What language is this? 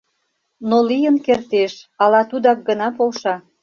Mari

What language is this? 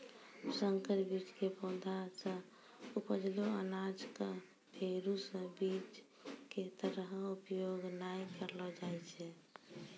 Maithili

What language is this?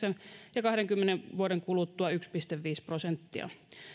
Finnish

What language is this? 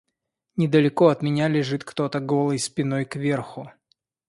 Russian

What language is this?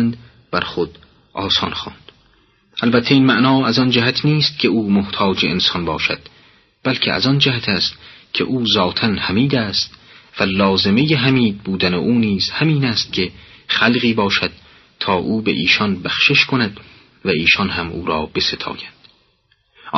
Persian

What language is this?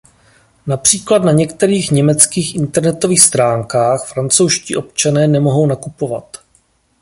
Czech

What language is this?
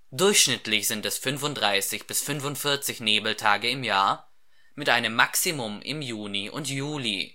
German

